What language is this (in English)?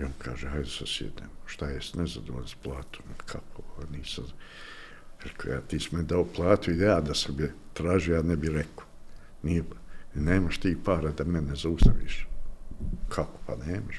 Croatian